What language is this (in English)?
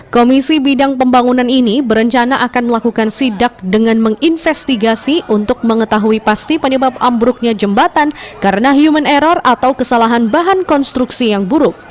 Indonesian